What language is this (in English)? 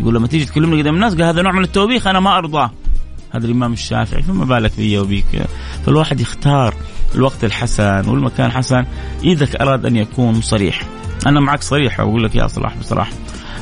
Arabic